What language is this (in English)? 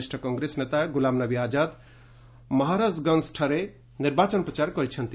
Odia